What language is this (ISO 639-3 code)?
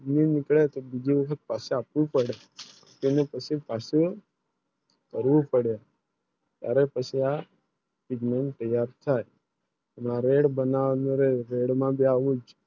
guj